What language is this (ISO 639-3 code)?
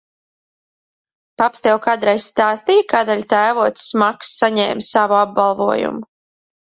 lav